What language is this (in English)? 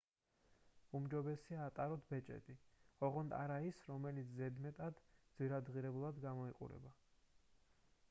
Georgian